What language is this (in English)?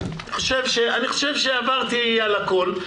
Hebrew